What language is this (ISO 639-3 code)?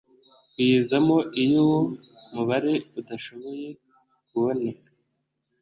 kin